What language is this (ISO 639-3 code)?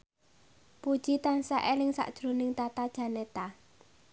jav